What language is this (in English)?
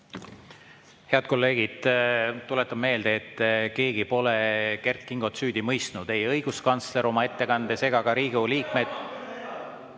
Estonian